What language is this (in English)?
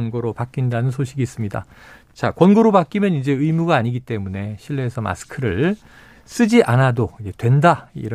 Korean